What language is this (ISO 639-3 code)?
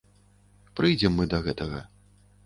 bel